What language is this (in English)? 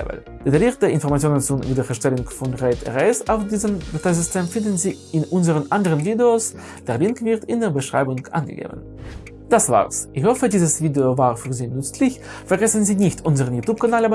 German